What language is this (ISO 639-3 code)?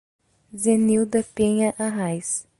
por